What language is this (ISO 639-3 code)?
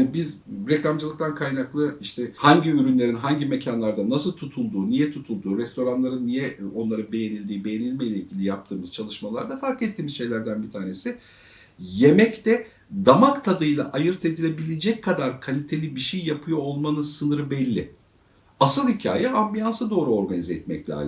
tur